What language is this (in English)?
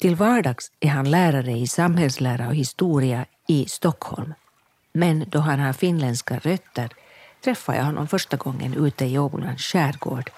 Swedish